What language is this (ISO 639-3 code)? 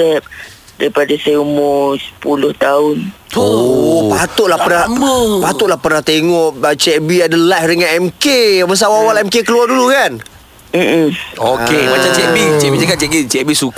msa